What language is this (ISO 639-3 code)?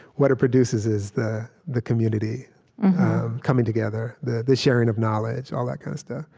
eng